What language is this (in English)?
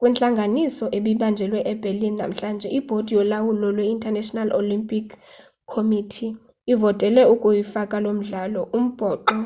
Xhosa